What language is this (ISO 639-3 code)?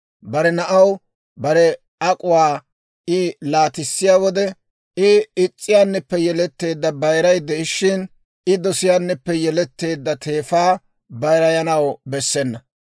dwr